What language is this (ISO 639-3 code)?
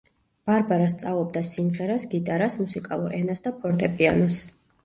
kat